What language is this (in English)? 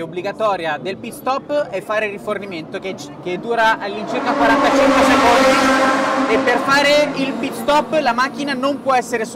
Italian